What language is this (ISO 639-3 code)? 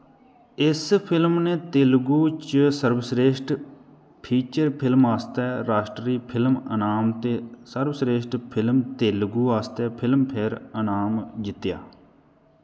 doi